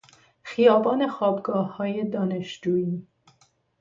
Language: Persian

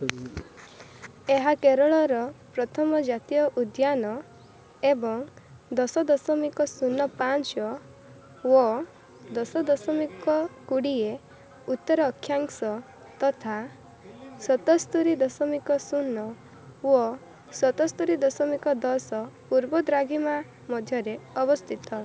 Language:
Odia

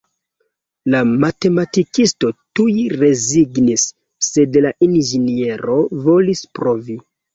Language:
Esperanto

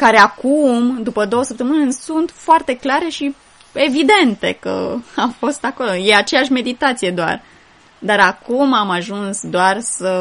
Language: Romanian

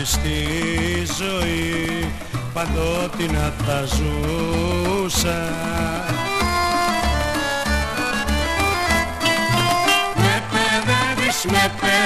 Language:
Greek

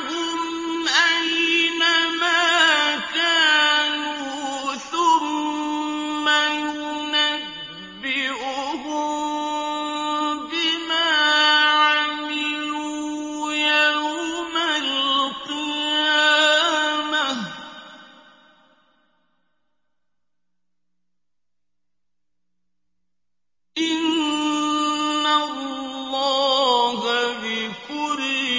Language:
Arabic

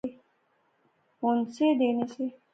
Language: Pahari-Potwari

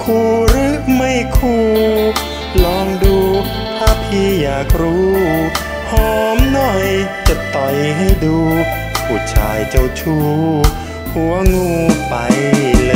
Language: Thai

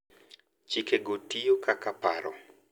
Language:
Luo (Kenya and Tanzania)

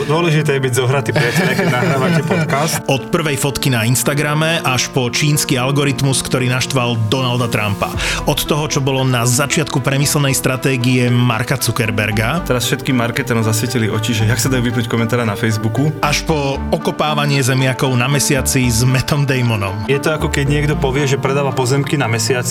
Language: Slovak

